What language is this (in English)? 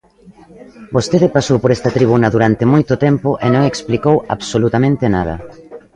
Galician